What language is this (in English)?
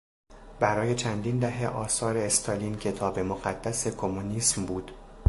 Persian